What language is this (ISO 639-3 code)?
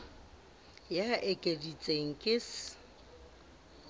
sot